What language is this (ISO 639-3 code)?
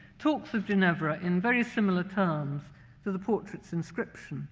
eng